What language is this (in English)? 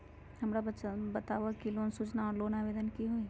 Magahi